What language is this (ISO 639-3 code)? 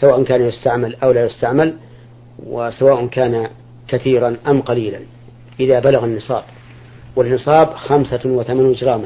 ara